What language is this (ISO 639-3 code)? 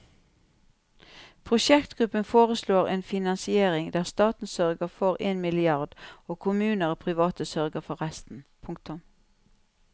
nor